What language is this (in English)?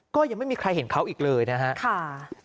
Thai